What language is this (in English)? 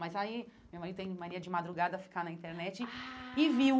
Portuguese